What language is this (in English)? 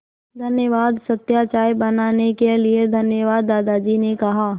Hindi